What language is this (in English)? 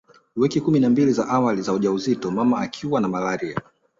Swahili